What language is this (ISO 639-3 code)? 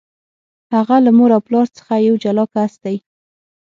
pus